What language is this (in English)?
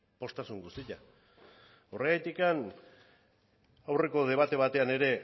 Basque